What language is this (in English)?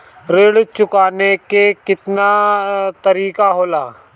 Bhojpuri